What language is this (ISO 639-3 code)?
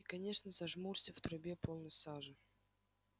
rus